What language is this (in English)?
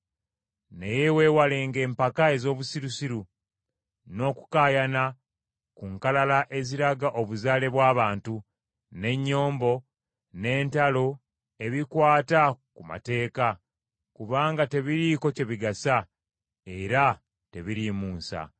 Ganda